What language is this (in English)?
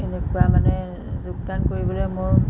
Assamese